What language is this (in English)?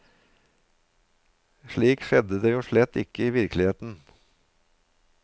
Norwegian